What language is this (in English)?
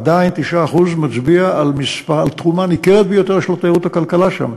Hebrew